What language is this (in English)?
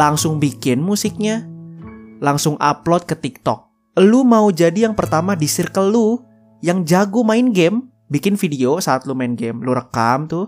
Indonesian